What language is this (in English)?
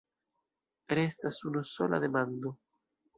Esperanto